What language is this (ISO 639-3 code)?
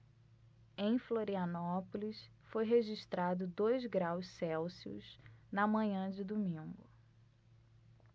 por